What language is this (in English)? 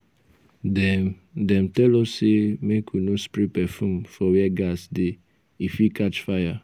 Nigerian Pidgin